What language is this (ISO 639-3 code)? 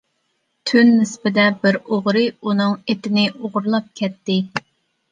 uig